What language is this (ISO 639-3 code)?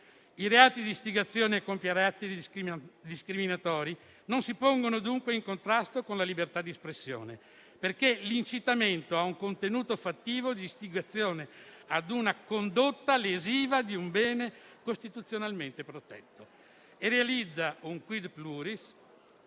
ita